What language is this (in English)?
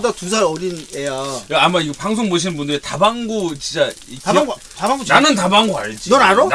Korean